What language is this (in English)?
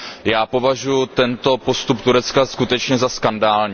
Czech